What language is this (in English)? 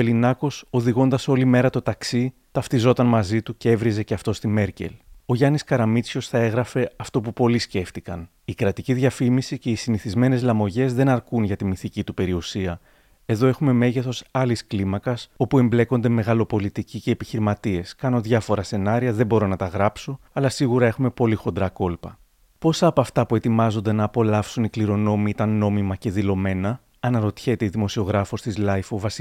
Greek